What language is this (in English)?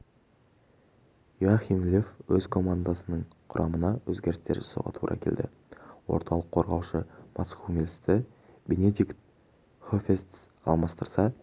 Kazakh